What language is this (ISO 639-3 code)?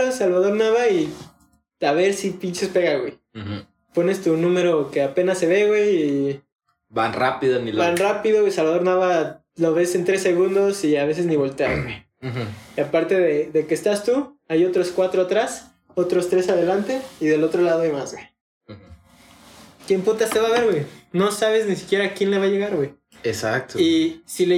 spa